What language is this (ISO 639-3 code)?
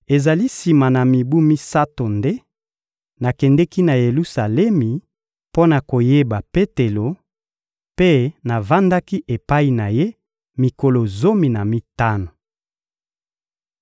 lin